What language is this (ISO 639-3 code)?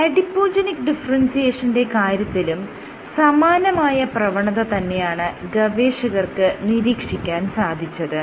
mal